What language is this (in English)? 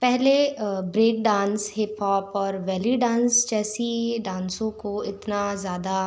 Hindi